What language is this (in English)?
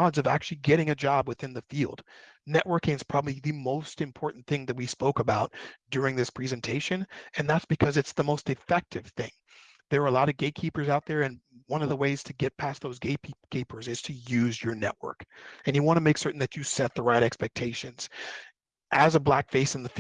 English